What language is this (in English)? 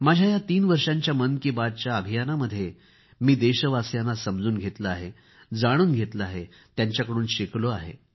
Marathi